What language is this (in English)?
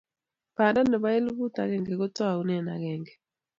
Kalenjin